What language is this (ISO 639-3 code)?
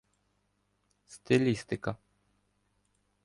ukr